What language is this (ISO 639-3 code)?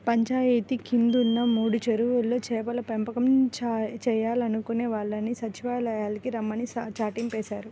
tel